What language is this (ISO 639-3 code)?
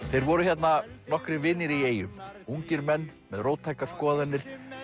isl